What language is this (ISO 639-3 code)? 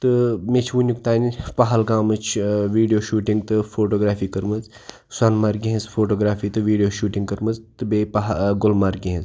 kas